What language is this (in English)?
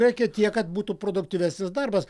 Lithuanian